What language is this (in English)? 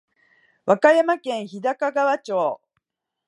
Japanese